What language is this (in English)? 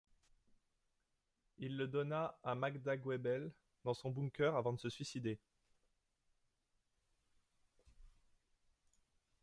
French